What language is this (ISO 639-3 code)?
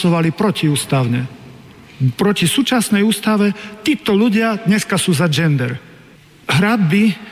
slk